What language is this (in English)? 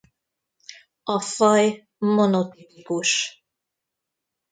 Hungarian